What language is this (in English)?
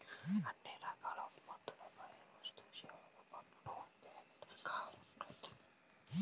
Telugu